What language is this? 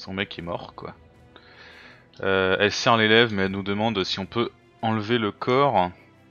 French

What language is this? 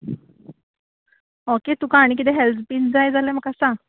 Konkani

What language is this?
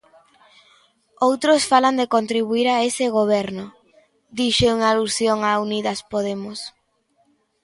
Galician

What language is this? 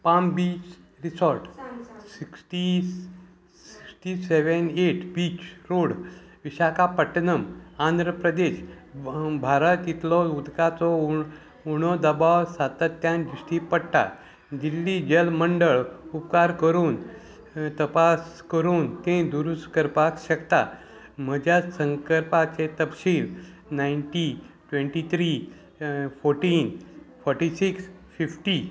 Konkani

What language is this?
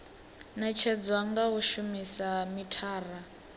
Venda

